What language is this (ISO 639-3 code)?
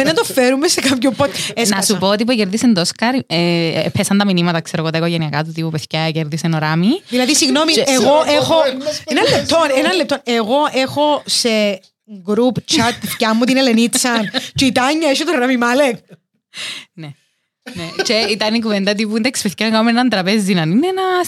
ell